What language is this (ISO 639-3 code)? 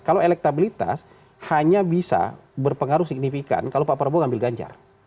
ind